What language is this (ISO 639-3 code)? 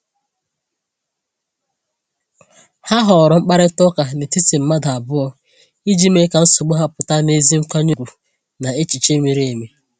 ibo